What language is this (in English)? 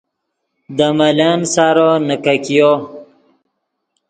Yidgha